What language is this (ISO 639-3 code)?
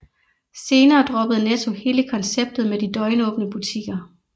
dan